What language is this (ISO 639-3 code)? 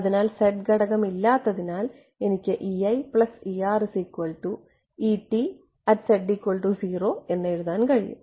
mal